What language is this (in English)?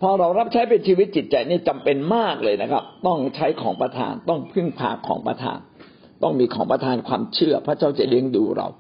Thai